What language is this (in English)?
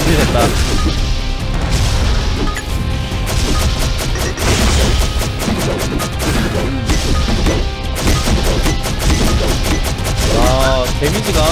Korean